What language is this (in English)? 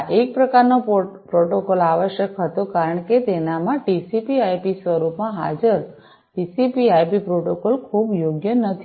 Gujarati